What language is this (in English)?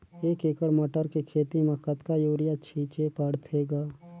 Chhattisgarhi